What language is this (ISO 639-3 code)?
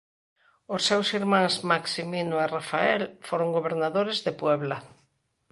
glg